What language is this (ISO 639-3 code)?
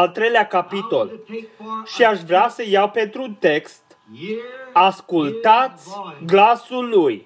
ron